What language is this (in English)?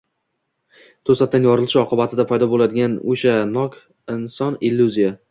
Uzbek